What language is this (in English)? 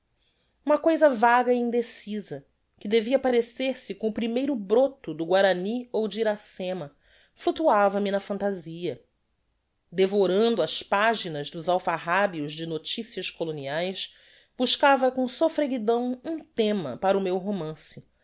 Portuguese